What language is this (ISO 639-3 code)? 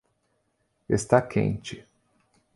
por